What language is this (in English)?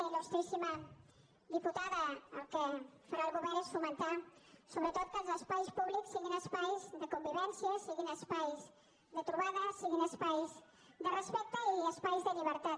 Catalan